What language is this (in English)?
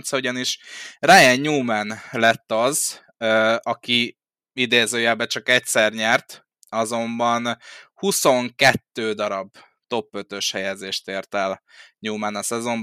Hungarian